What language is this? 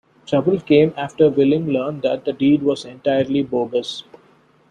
English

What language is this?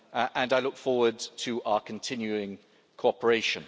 English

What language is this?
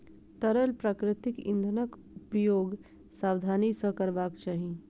Maithili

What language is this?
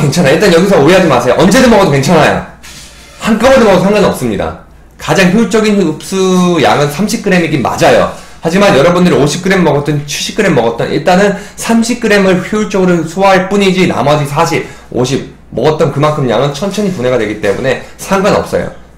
Korean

